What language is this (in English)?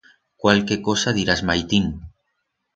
Aragonese